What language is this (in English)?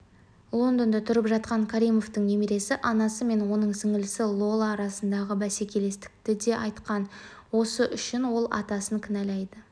Kazakh